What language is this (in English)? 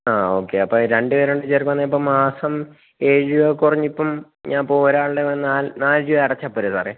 Malayalam